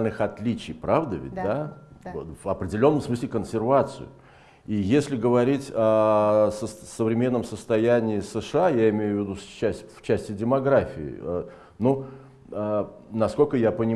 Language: Russian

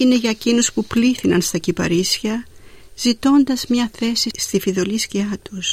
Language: Greek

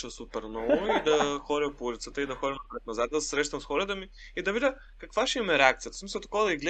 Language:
Bulgarian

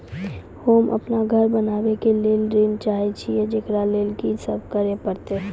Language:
Maithili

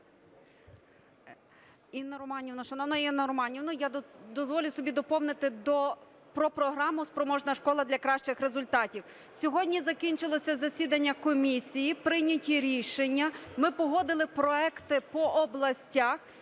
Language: Ukrainian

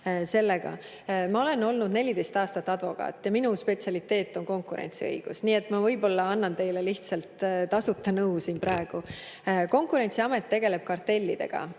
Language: Estonian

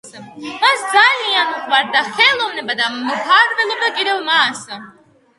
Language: Georgian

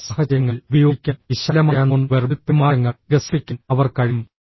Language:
Malayalam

